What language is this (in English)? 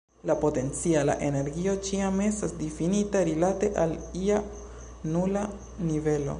Esperanto